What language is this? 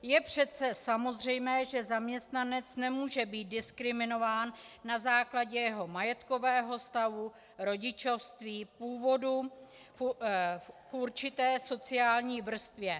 Czech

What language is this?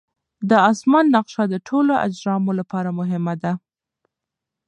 Pashto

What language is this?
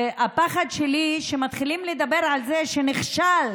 Hebrew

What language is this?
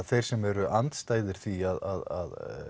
Icelandic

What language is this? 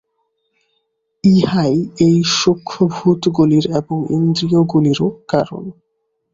Bangla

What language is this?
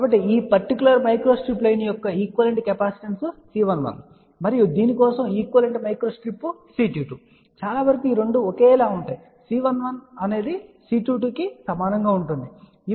Telugu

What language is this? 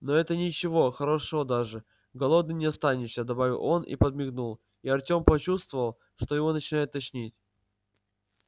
Russian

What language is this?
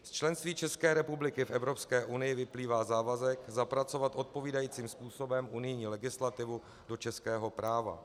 Czech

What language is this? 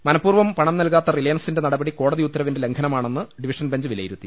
Malayalam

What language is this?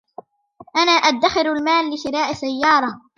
Arabic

